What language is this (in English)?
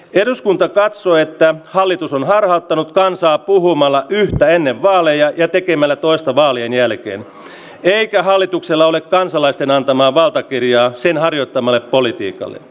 Finnish